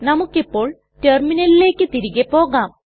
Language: Malayalam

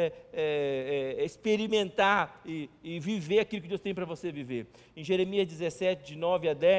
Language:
Portuguese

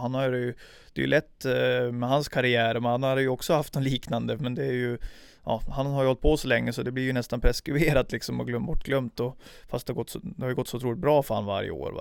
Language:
Swedish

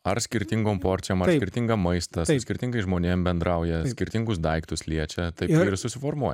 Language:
Lithuanian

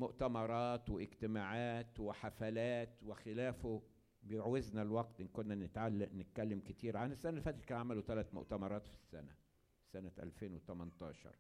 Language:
Arabic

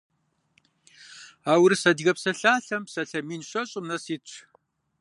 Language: Kabardian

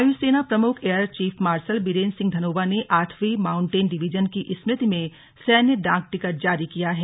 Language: Hindi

